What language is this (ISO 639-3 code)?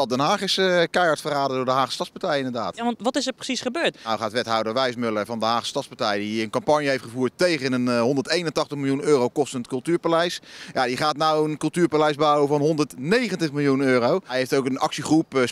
nld